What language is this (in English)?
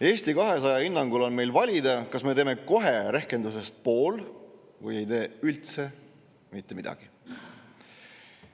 Estonian